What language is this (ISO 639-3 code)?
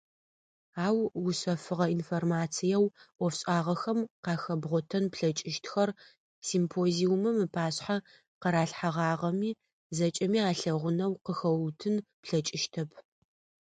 ady